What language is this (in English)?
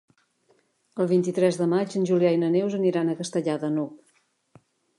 Catalan